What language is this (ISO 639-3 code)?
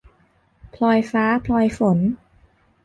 tha